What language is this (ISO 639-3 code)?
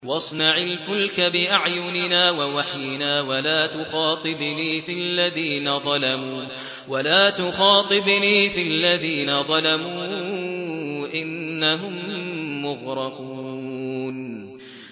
ara